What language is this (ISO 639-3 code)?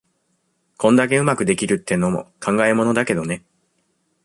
jpn